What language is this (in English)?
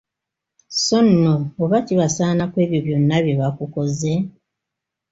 Ganda